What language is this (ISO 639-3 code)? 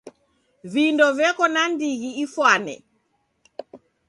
dav